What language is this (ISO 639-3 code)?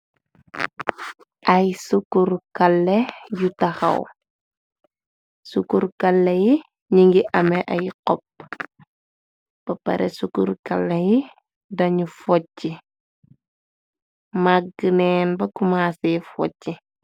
wol